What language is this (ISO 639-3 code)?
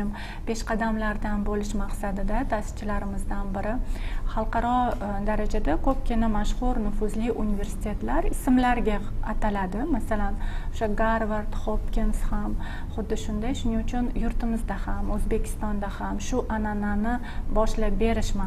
tur